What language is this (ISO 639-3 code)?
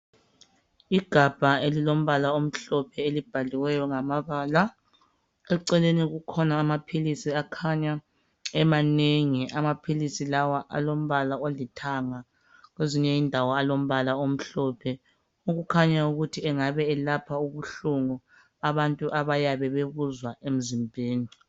nde